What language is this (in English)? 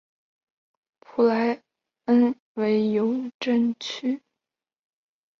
Chinese